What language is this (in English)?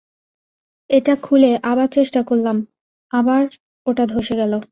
Bangla